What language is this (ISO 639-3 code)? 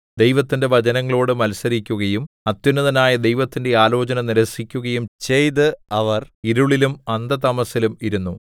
mal